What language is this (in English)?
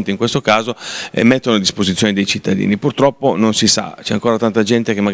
Italian